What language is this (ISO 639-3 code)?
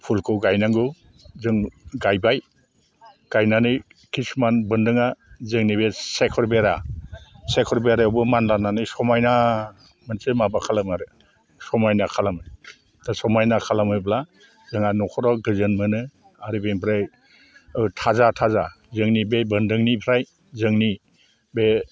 brx